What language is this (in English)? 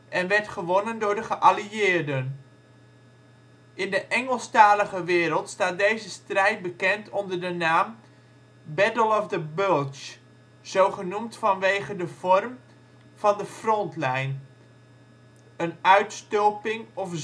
Dutch